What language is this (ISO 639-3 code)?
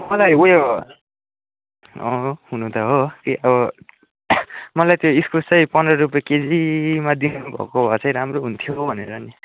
nep